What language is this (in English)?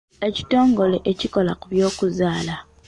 Ganda